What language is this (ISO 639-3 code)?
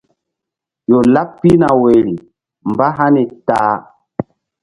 mdd